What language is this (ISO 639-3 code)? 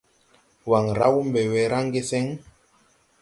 tui